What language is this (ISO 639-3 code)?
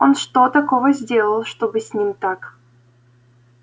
rus